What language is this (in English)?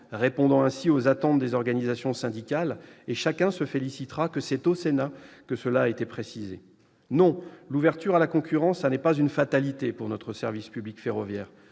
French